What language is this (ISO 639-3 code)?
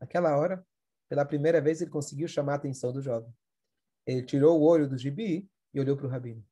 por